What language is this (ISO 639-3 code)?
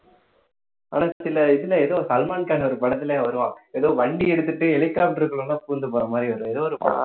tam